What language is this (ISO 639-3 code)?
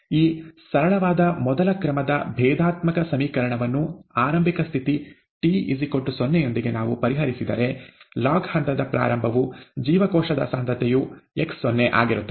kan